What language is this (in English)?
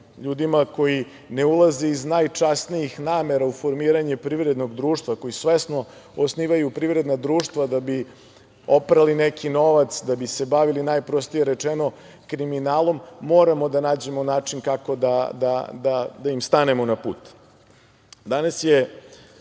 Serbian